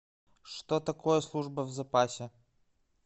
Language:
Russian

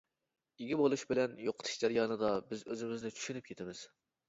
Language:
Uyghur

